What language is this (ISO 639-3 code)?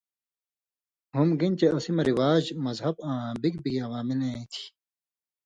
mvy